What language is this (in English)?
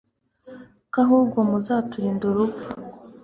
Kinyarwanda